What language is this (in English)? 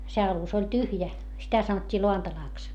Finnish